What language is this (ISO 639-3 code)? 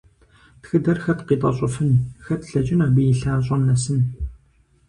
kbd